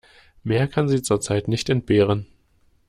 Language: German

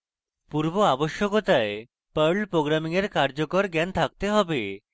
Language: Bangla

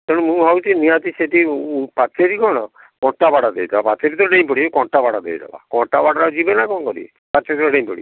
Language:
Odia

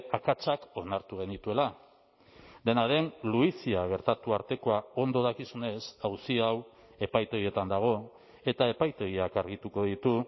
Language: Basque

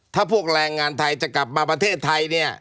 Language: Thai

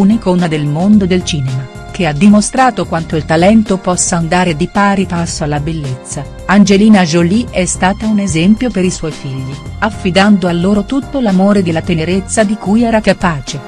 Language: Italian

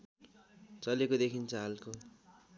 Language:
Nepali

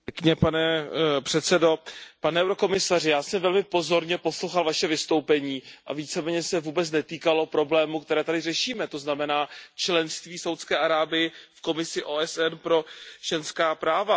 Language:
Czech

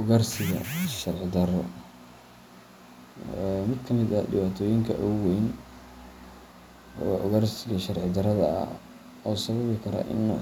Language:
Somali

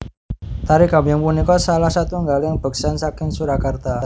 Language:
Javanese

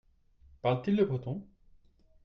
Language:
French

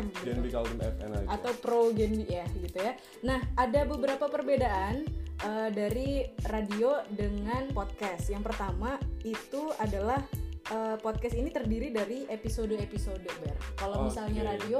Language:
Indonesian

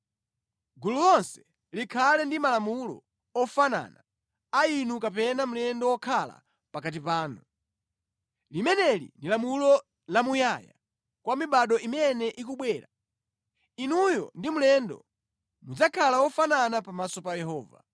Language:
Nyanja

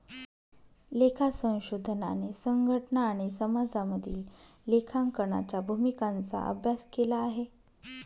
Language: Marathi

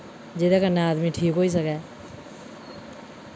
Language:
Dogri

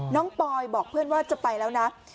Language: Thai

